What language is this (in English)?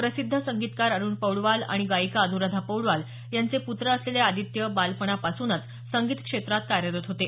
Marathi